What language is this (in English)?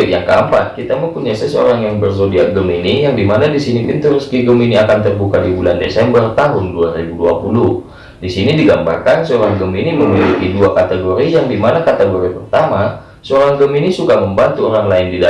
Indonesian